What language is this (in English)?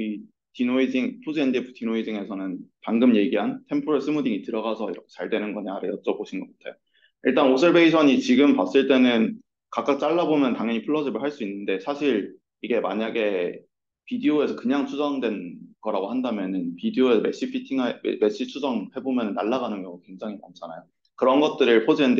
Korean